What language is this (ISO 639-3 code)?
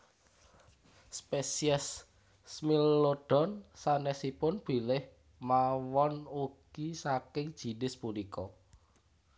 jav